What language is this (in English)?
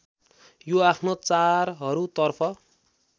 Nepali